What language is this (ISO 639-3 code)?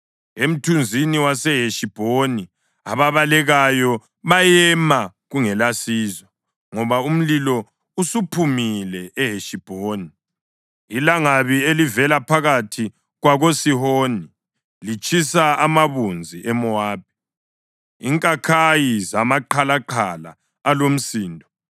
nde